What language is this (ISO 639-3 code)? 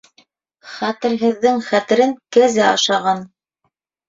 bak